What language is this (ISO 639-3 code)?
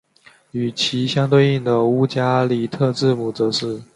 zho